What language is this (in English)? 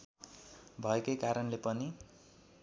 Nepali